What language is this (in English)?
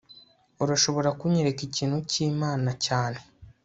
Kinyarwanda